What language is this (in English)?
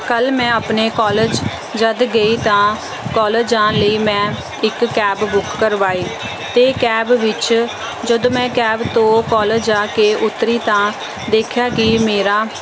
Punjabi